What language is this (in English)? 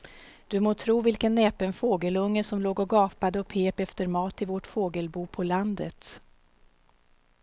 Swedish